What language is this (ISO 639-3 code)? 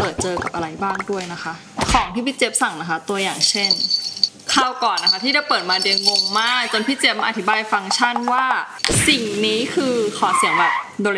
tha